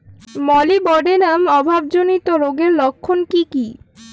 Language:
Bangla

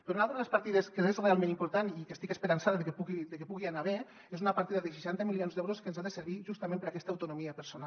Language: Catalan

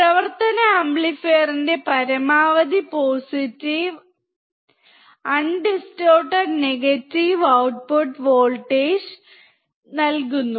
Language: Malayalam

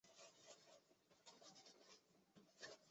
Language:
Chinese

